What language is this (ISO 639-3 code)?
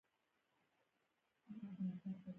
pus